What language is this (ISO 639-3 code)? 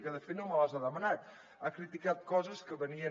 cat